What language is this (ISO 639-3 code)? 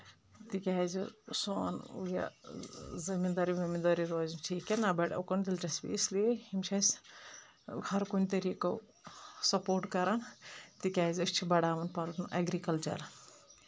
kas